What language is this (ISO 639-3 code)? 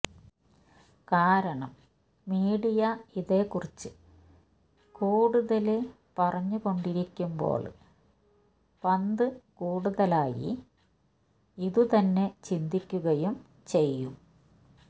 mal